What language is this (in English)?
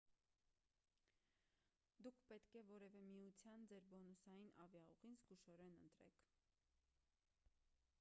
Armenian